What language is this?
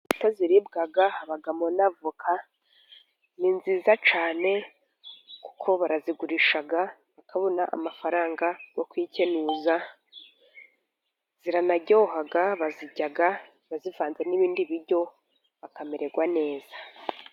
Kinyarwanda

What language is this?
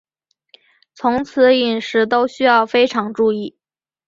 Chinese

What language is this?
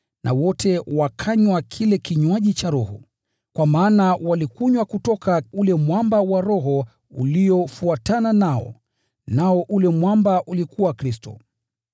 Swahili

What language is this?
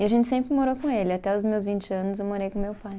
Portuguese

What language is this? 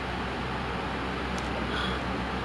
English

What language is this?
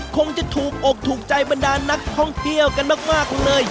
Thai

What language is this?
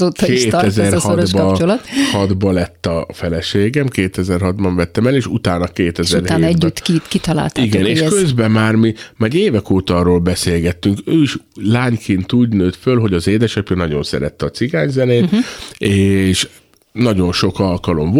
Hungarian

